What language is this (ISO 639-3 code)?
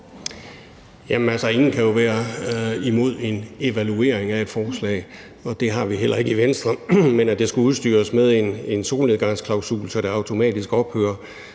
dan